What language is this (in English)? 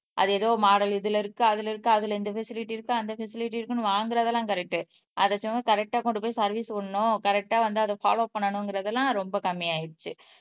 Tamil